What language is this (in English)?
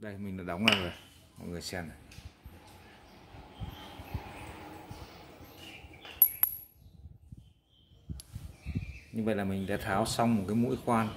Vietnamese